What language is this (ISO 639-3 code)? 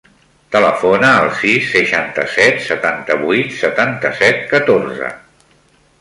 cat